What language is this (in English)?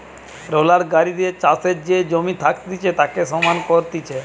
Bangla